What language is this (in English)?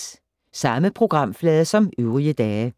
Danish